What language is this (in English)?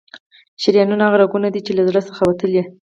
Pashto